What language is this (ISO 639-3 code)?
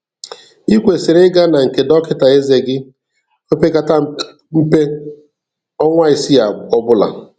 ibo